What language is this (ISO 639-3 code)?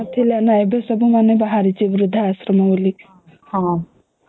ori